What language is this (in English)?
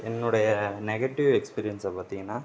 Tamil